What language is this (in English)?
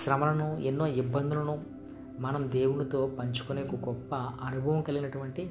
Telugu